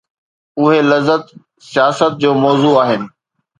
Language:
Sindhi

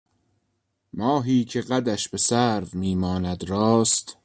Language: Persian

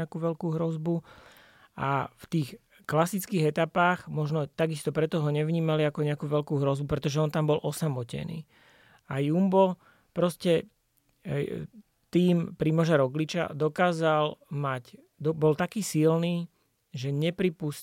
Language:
Slovak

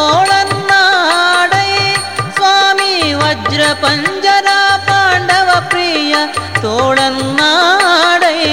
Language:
Kannada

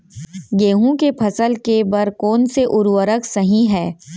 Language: Chhattisgarhi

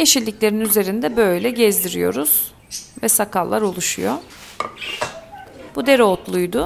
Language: Turkish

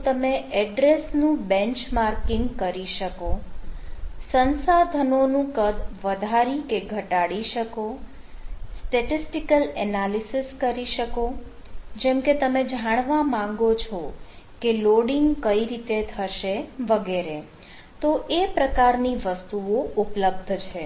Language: Gujarati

